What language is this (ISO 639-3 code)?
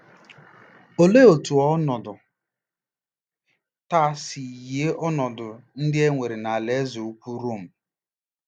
ibo